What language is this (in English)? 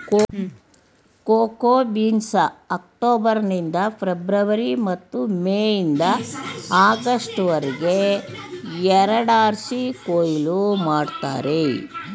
Kannada